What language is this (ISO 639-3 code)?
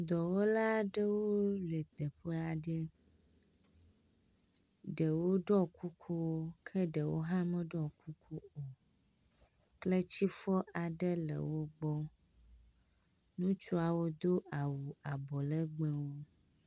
ewe